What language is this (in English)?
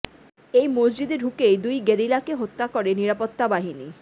Bangla